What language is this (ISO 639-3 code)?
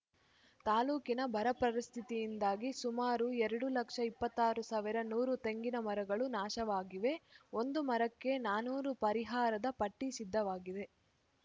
kan